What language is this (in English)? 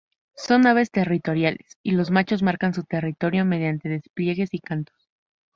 Spanish